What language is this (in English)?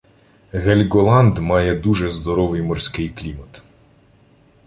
Ukrainian